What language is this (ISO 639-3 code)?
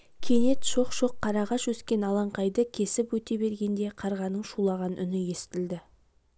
kaz